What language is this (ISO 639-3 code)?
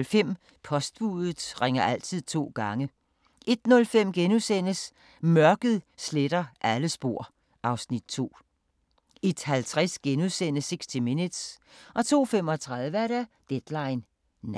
dan